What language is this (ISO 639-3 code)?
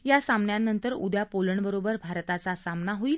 mar